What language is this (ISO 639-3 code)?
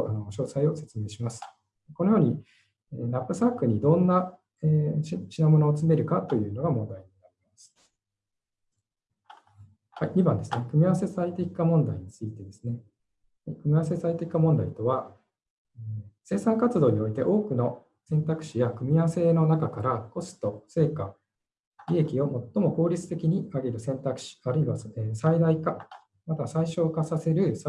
jpn